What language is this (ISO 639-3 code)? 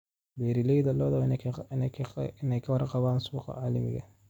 som